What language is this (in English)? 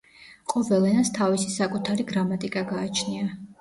Georgian